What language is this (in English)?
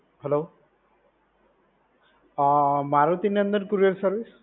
Gujarati